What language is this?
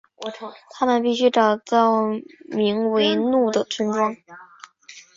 Chinese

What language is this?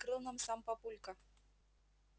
Russian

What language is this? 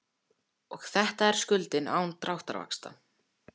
Icelandic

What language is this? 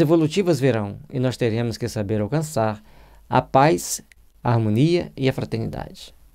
Portuguese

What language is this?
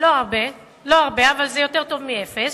Hebrew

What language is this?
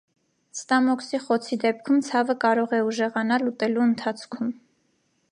Armenian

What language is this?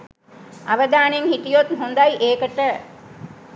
Sinhala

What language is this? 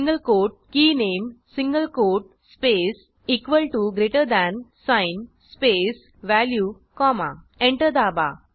Marathi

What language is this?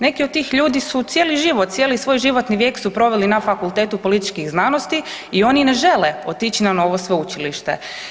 Croatian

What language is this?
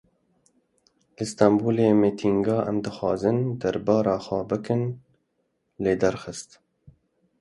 Kurdish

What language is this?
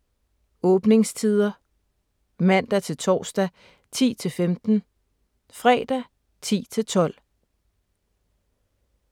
Danish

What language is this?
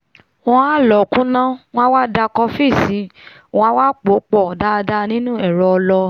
Yoruba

